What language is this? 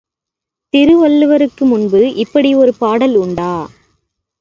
Tamil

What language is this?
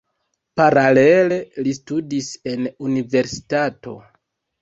Esperanto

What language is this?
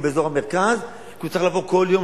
Hebrew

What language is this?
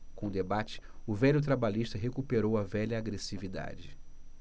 Portuguese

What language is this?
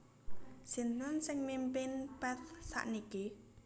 Javanese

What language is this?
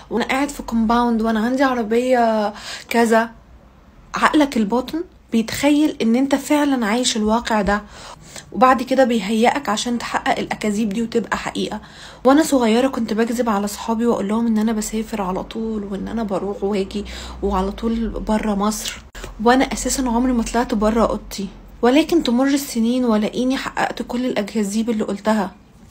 Arabic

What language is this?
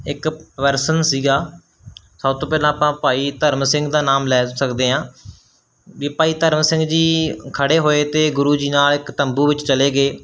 Punjabi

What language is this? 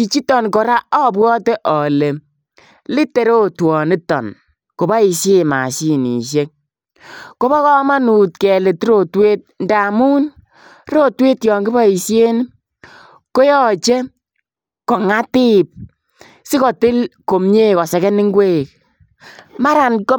Kalenjin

